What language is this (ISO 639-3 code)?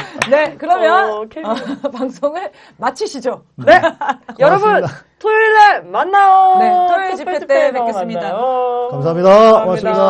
kor